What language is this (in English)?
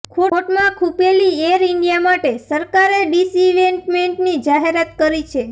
Gujarati